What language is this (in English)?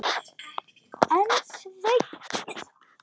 Icelandic